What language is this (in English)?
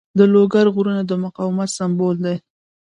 Pashto